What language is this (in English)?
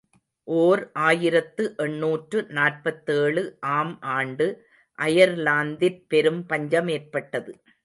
Tamil